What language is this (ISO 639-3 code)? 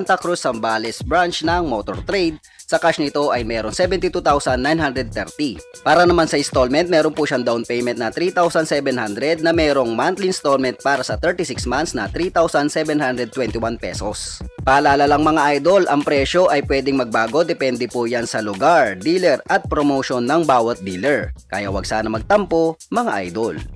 fil